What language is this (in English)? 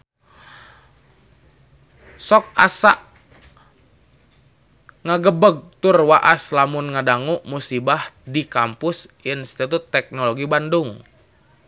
Sundanese